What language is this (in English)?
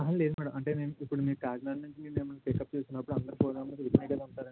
Telugu